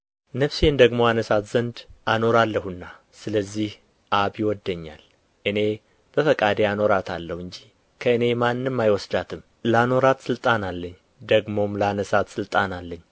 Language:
Amharic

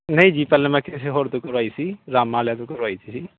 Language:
Punjabi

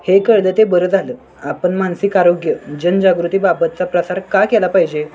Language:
Marathi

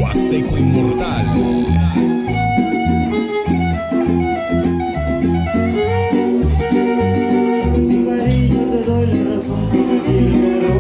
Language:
Romanian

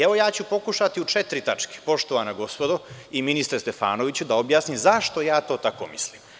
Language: Serbian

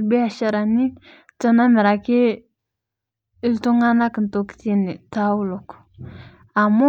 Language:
Masai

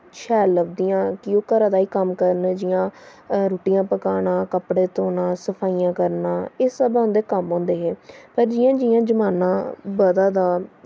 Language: Dogri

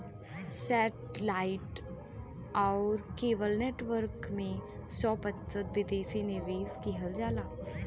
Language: Bhojpuri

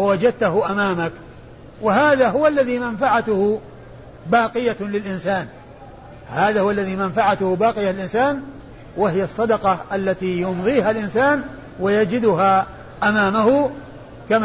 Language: Arabic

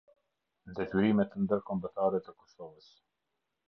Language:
Albanian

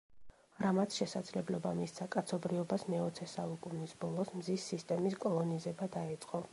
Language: Georgian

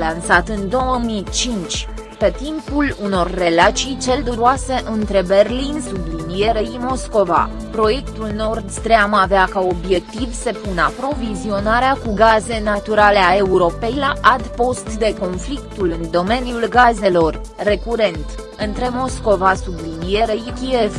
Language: Romanian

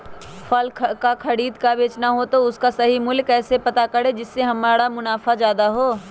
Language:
Magahi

